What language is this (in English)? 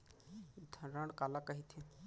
Chhattisgarhi